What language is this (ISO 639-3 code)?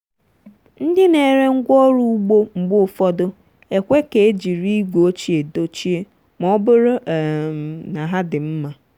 ibo